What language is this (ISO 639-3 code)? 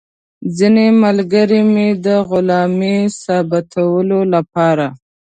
pus